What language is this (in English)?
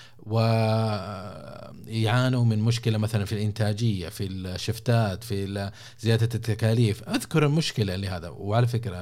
Arabic